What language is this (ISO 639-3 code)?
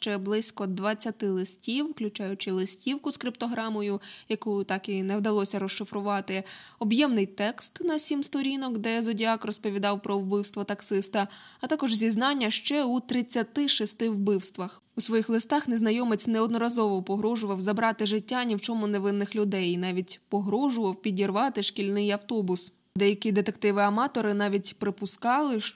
ukr